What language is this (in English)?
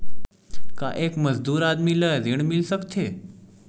Chhattisgarhi